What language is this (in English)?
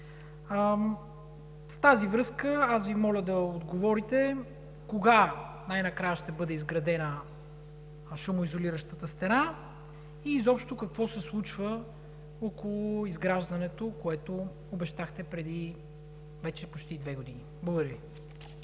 Bulgarian